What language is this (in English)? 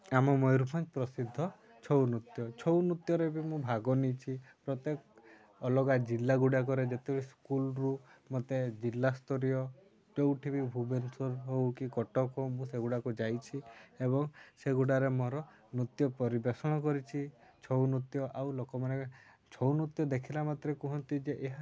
Odia